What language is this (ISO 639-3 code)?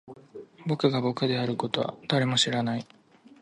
jpn